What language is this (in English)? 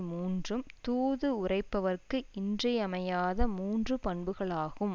Tamil